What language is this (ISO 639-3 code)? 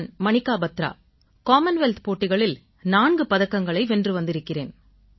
tam